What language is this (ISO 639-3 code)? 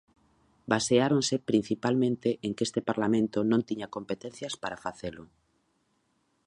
glg